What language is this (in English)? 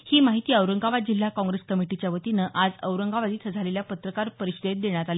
Marathi